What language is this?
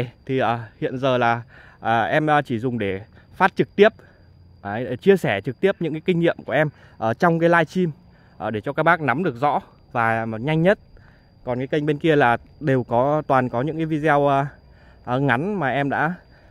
Vietnamese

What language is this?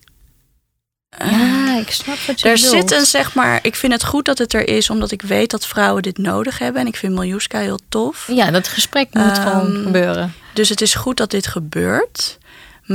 Dutch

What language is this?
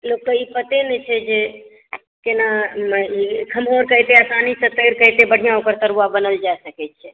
Maithili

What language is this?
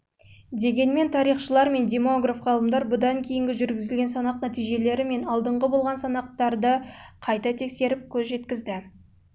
Kazakh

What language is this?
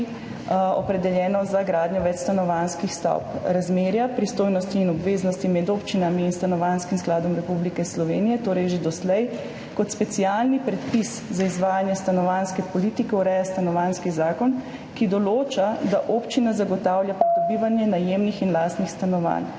Slovenian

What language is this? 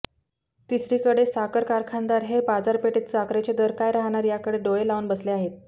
Marathi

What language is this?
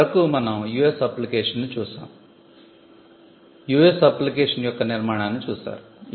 Telugu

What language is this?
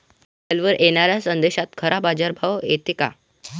Marathi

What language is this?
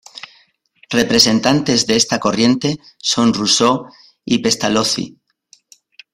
Spanish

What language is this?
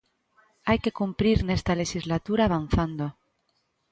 Galician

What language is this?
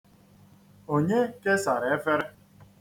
Igbo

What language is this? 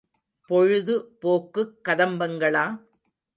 Tamil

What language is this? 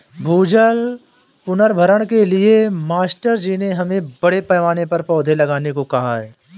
Hindi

